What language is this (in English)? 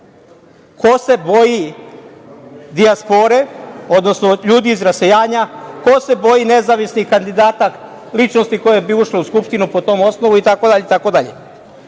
Serbian